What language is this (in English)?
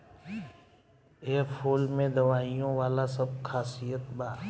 Bhojpuri